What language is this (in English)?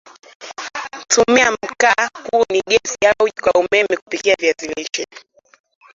Swahili